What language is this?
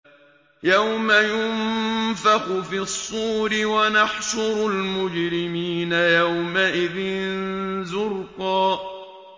Arabic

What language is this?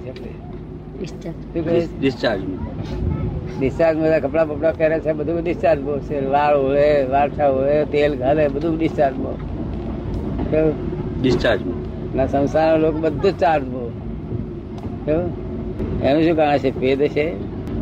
Gujarati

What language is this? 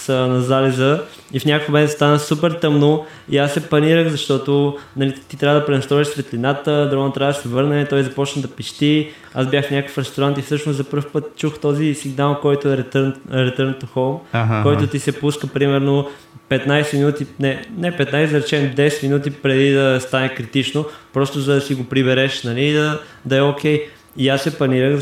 Bulgarian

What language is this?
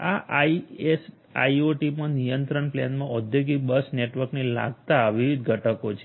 Gujarati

